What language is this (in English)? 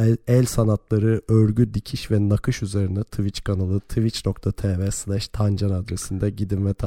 Turkish